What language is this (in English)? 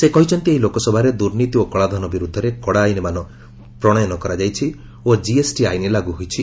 Odia